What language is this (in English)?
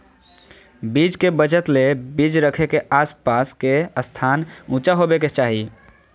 Magahi